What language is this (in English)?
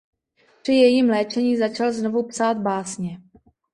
Czech